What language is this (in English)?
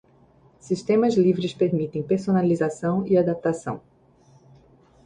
Portuguese